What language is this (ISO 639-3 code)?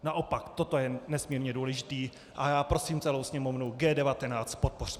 ces